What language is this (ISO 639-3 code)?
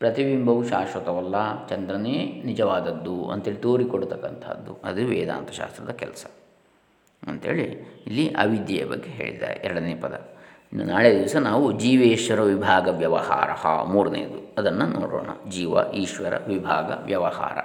kan